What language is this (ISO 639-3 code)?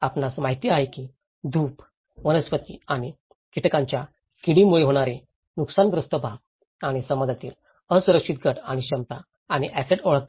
mar